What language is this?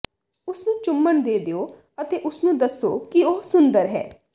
Punjabi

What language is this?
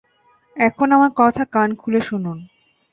Bangla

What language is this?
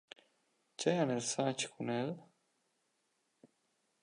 Romansh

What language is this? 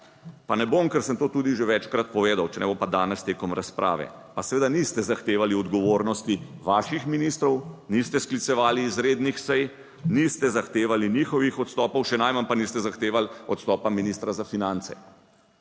Slovenian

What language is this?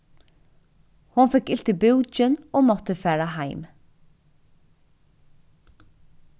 Faroese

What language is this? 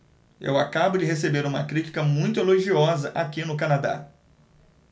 Portuguese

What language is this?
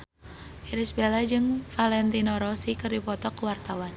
Sundanese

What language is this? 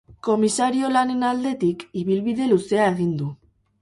Basque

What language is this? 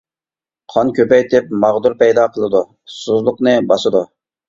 Uyghur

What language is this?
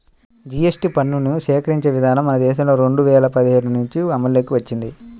Telugu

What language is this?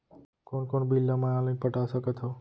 Chhattisgarhi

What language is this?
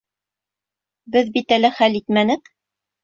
Bashkir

